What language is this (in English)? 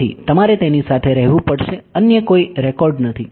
Gujarati